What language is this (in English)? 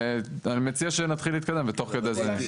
Hebrew